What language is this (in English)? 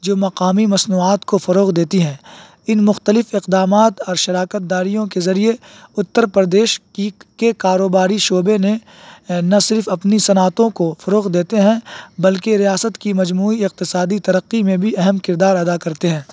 Urdu